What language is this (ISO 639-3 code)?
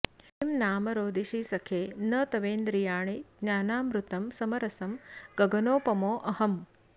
san